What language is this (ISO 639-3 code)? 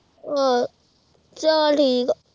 pan